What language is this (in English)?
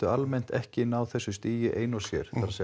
Icelandic